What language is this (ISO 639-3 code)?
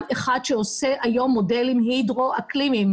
heb